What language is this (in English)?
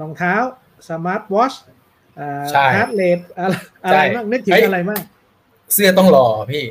Thai